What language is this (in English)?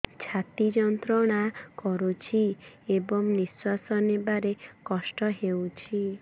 Odia